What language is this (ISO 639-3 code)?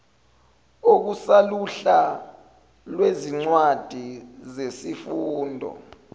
zul